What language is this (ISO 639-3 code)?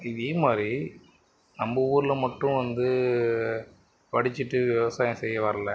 tam